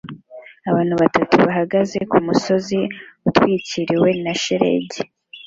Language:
Kinyarwanda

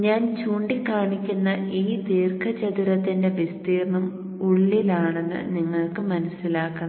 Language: Malayalam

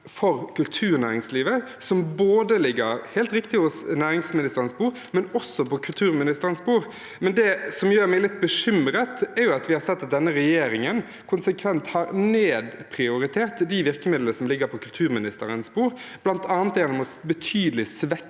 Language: Norwegian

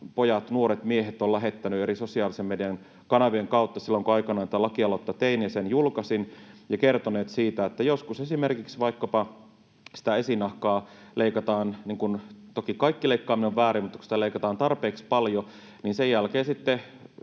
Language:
Finnish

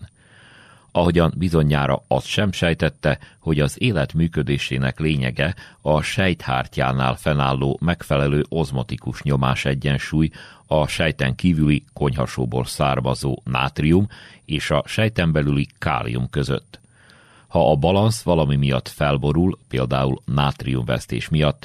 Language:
Hungarian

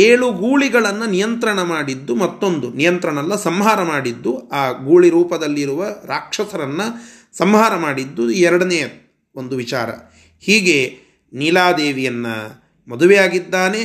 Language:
Kannada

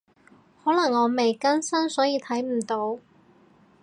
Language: Cantonese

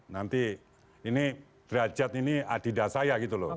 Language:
Indonesian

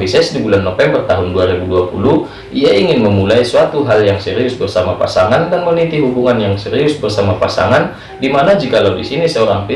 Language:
Indonesian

